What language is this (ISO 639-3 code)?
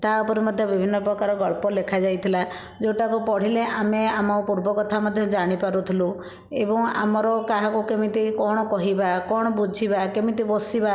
ori